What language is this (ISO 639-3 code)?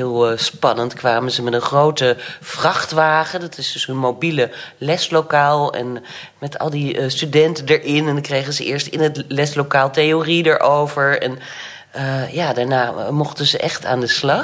nld